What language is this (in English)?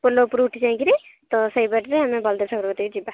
Odia